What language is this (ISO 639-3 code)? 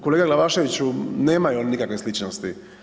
hrv